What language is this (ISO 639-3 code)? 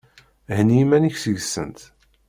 kab